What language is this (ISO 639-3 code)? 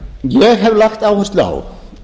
isl